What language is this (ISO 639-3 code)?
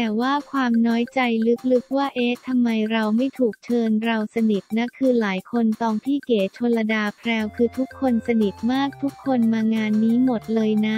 tha